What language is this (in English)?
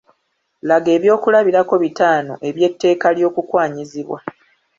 Ganda